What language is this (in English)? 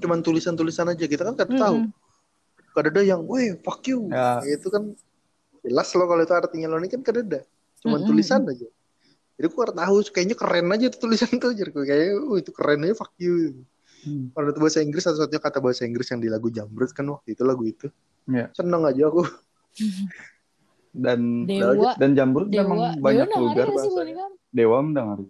Indonesian